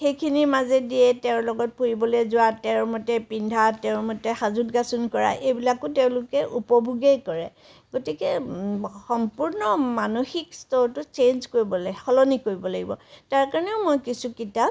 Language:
Assamese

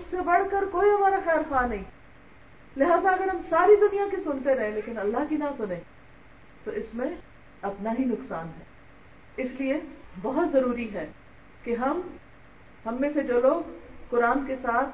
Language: Urdu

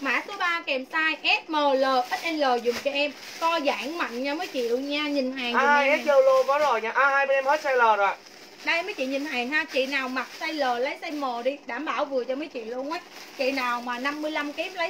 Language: Vietnamese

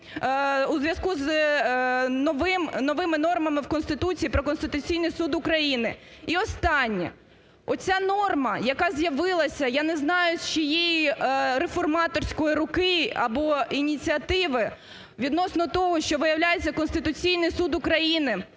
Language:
Ukrainian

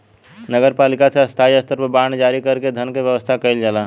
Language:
Bhojpuri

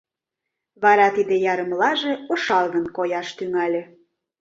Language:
Mari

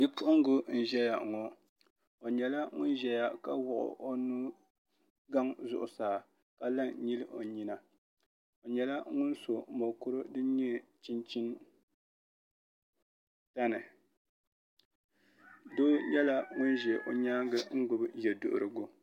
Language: Dagbani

